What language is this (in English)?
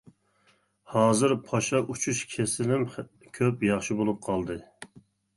Uyghur